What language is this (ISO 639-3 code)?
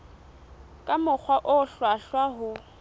sot